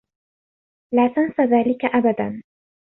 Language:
Arabic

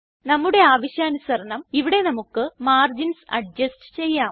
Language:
Malayalam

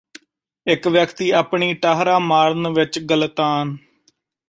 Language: Punjabi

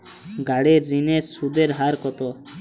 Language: Bangla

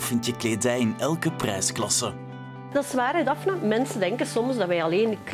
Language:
Dutch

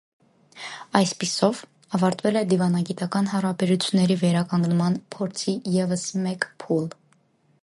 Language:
Armenian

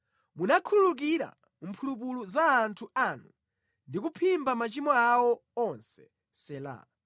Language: Nyanja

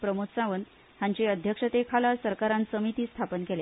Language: Konkani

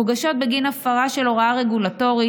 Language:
Hebrew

